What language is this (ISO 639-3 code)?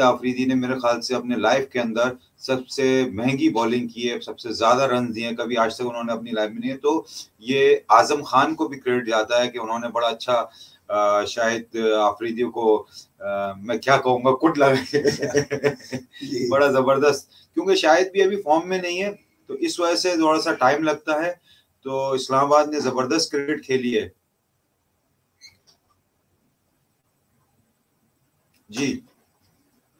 hin